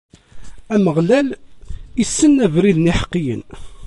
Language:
Kabyle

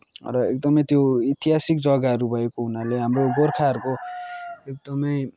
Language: Nepali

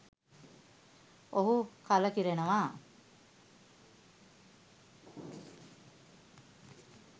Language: Sinhala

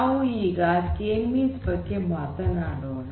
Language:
Kannada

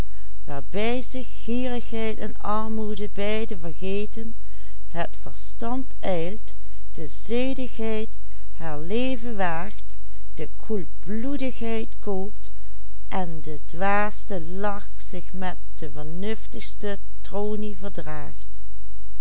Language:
Dutch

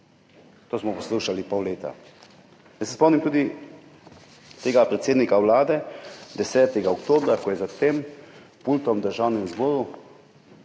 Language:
Slovenian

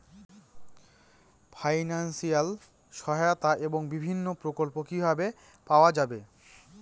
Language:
Bangla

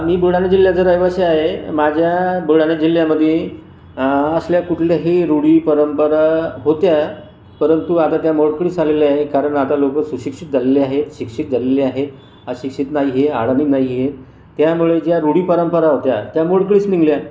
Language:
Marathi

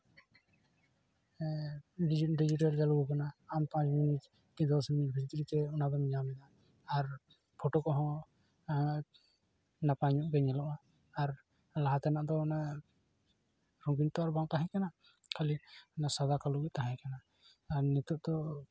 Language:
Santali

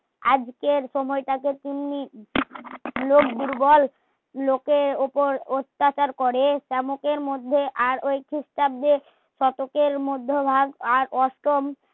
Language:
Bangla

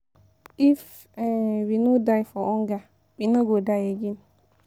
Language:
Nigerian Pidgin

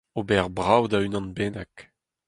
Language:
Breton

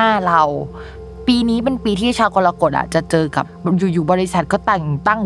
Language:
Thai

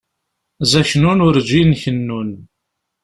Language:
Kabyle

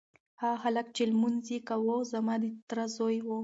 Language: Pashto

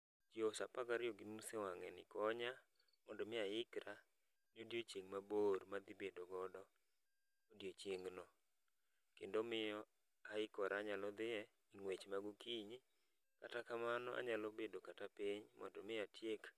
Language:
Luo (Kenya and Tanzania)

